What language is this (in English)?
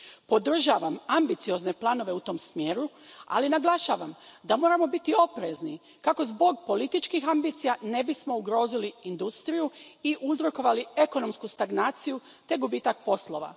Croatian